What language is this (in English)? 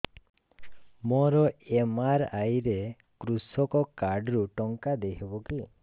Odia